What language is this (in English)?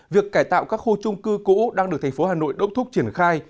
Vietnamese